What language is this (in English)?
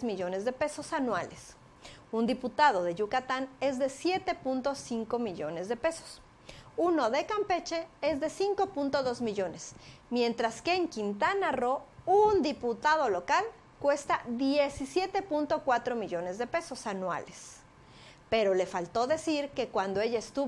Spanish